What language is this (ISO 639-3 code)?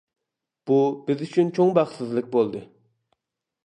uig